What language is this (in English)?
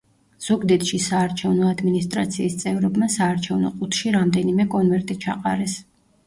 Georgian